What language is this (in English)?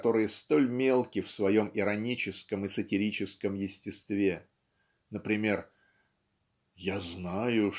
Russian